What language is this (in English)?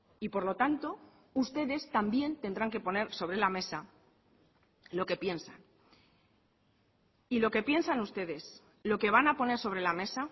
Spanish